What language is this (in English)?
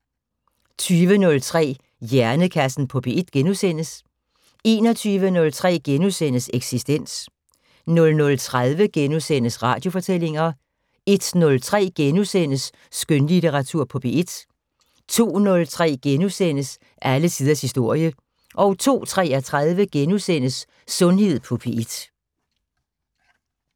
Danish